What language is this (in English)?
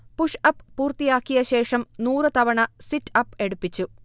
Malayalam